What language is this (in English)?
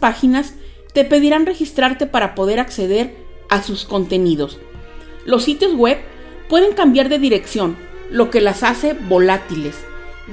Spanish